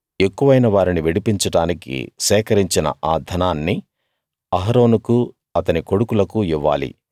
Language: Telugu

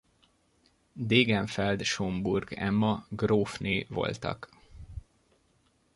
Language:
Hungarian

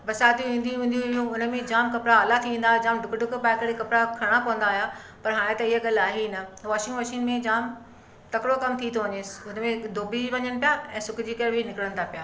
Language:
Sindhi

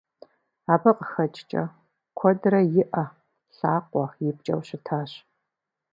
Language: Kabardian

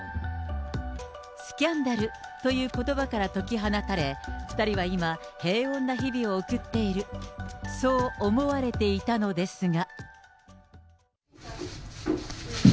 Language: Japanese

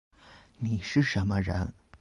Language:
Chinese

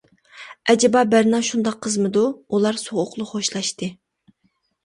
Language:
Uyghur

